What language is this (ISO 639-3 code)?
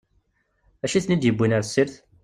kab